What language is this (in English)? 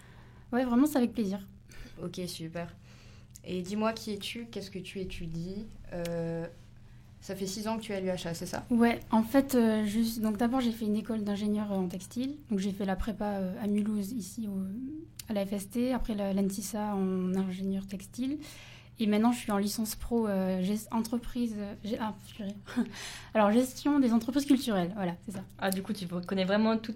French